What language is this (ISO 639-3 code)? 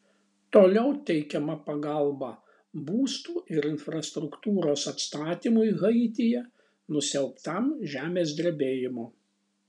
lit